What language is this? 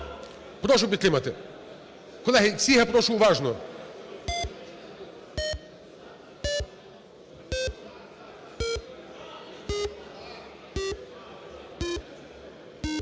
Ukrainian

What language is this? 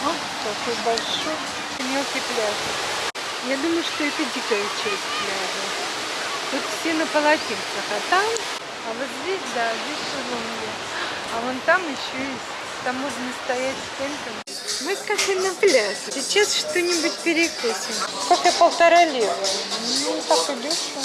Russian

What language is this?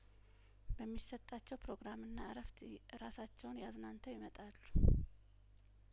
Amharic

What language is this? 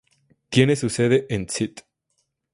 Spanish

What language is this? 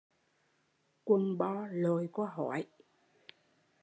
Vietnamese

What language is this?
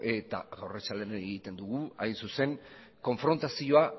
Basque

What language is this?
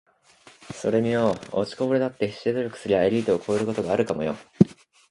Japanese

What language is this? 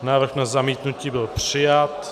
Czech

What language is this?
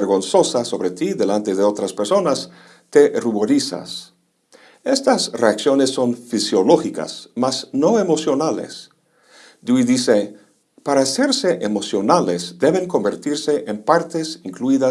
Spanish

